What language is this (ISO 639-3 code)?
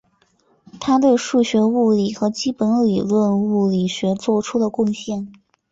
zho